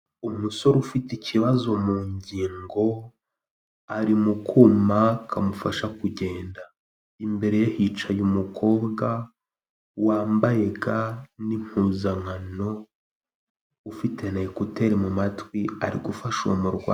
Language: Kinyarwanda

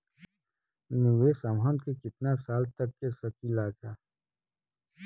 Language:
Bhojpuri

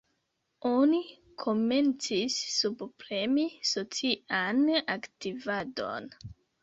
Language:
Esperanto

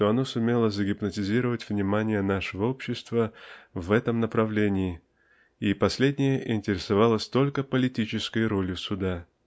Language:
Russian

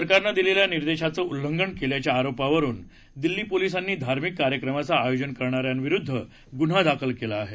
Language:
Marathi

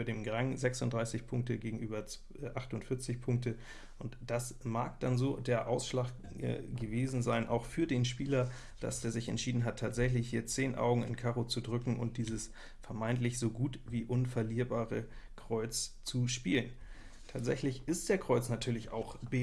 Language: German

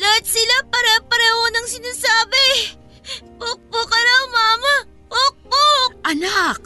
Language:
Filipino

